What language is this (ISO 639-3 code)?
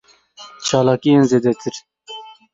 kur